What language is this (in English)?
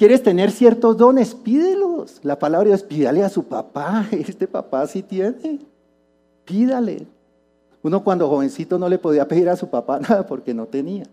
Spanish